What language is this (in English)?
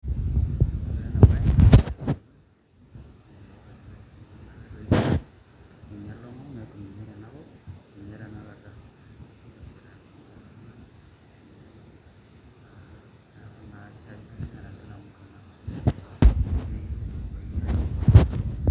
Masai